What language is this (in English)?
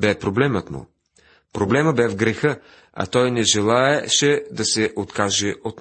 Bulgarian